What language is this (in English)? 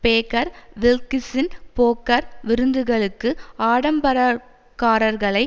Tamil